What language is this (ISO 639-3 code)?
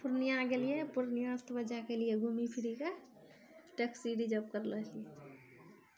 mai